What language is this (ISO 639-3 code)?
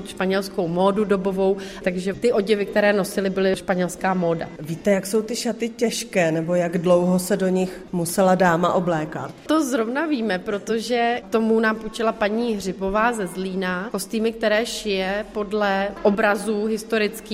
ces